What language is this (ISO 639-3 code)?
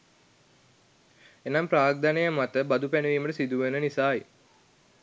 sin